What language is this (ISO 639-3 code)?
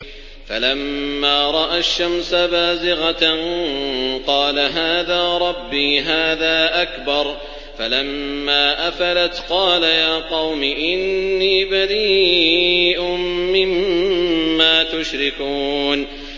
ara